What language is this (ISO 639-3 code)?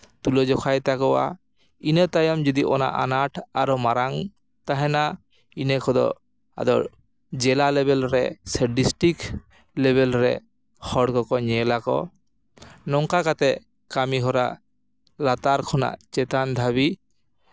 sat